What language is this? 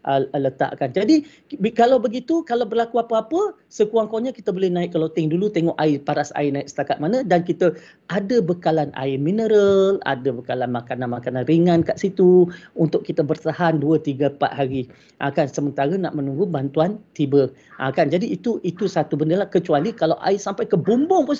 Malay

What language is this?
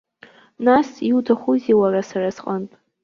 Abkhazian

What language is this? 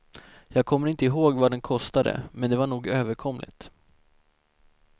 Swedish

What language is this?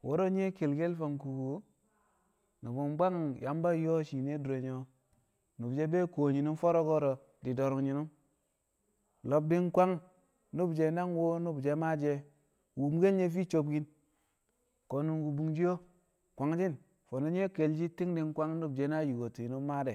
Kamo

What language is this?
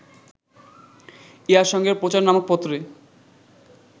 Bangla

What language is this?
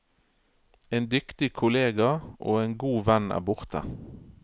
Norwegian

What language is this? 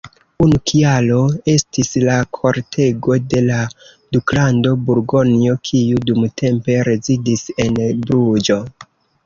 Esperanto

